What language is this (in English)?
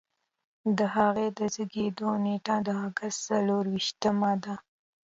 Pashto